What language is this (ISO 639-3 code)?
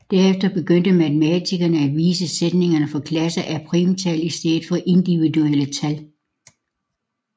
dan